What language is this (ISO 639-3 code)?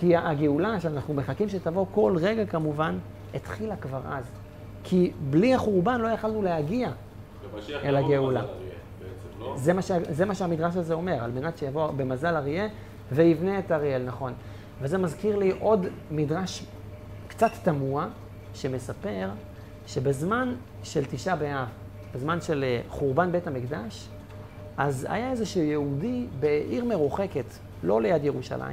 heb